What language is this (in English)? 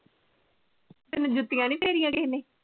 Punjabi